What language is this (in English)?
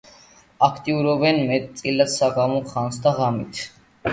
Georgian